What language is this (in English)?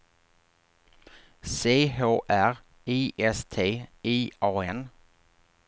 Swedish